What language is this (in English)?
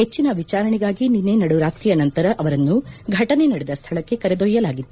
Kannada